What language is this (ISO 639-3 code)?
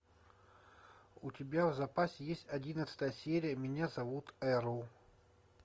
rus